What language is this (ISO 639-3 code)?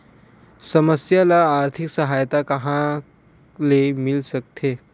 hne